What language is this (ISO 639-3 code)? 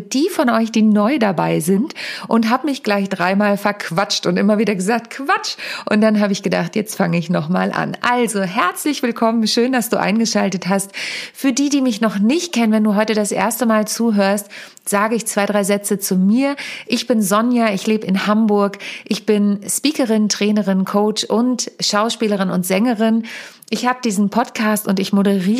deu